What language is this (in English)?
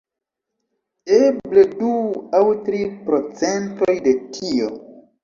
Esperanto